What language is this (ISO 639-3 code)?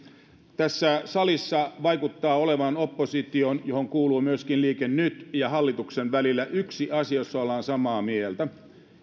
fin